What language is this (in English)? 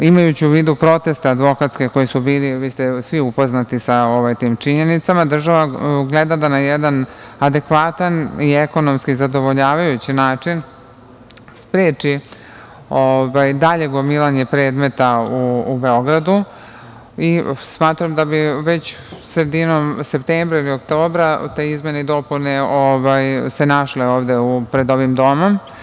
Serbian